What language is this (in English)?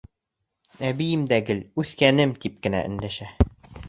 Bashkir